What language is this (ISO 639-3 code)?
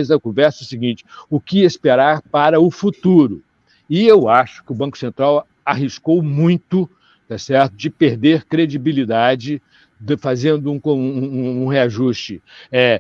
por